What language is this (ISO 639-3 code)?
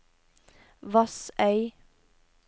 nor